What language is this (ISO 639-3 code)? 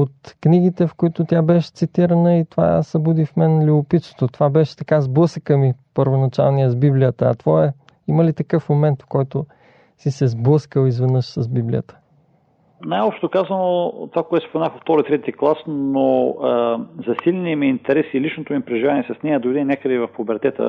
bul